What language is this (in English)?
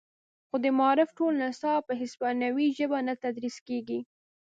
Pashto